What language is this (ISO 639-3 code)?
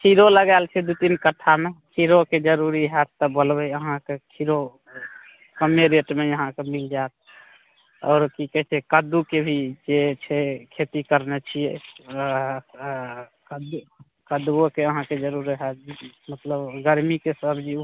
mai